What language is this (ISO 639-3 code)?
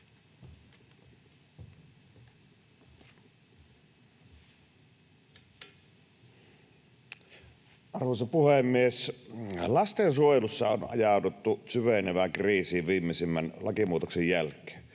fin